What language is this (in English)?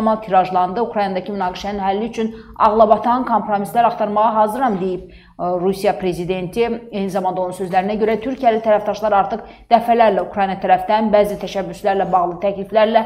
Turkish